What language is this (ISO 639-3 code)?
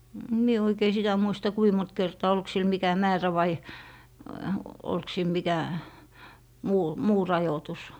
fin